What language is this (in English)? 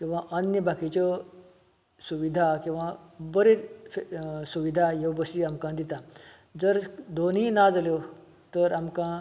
Konkani